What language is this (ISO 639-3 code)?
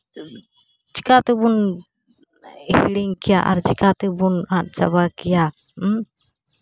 sat